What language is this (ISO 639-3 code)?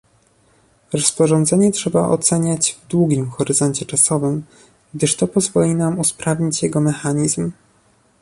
pol